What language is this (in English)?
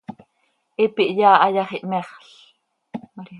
Seri